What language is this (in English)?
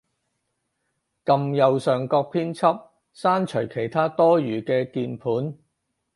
Cantonese